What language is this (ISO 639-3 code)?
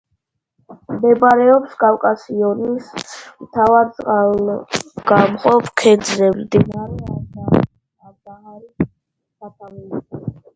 kat